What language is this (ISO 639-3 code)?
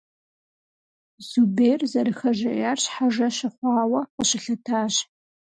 kbd